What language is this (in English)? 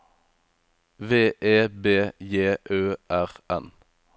Norwegian